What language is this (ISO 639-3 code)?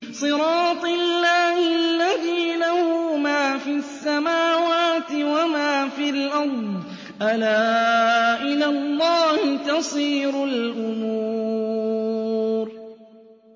ara